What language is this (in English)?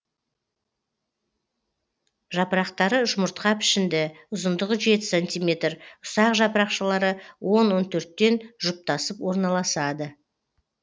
Kazakh